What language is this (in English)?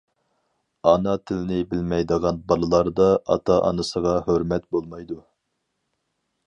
Uyghur